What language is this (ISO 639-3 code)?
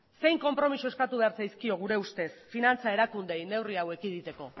eus